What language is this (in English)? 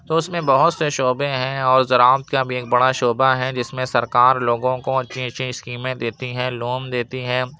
Urdu